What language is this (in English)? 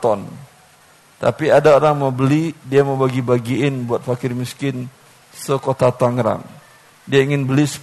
Indonesian